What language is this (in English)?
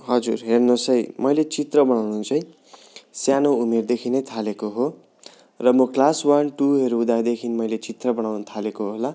Nepali